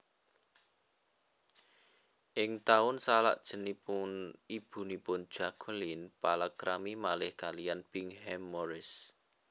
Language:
Javanese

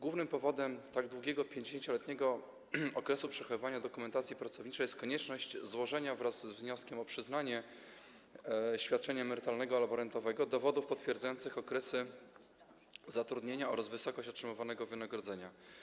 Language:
Polish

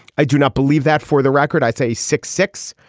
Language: English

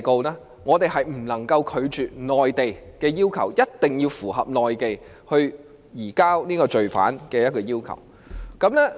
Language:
Cantonese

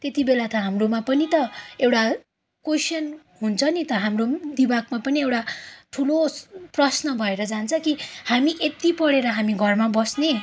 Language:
Nepali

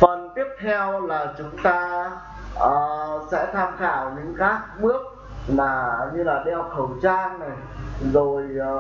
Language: Vietnamese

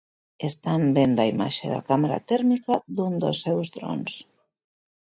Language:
Galician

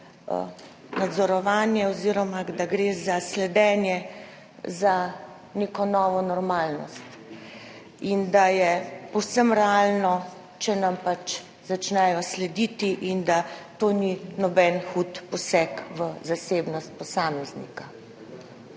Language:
Slovenian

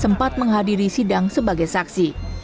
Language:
Indonesian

